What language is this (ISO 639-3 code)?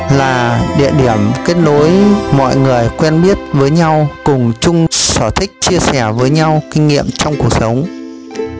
vie